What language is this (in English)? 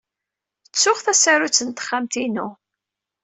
Kabyle